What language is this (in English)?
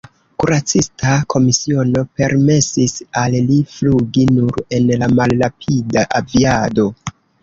Esperanto